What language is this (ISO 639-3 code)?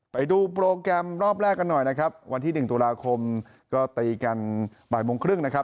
tha